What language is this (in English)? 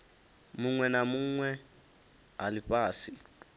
Venda